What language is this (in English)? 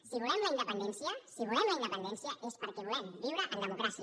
Catalan